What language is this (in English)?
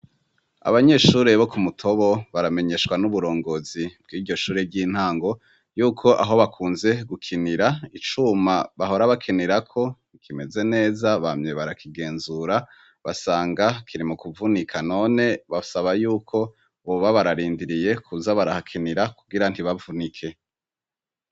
Rundi